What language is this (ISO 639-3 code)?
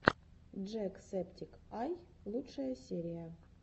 rus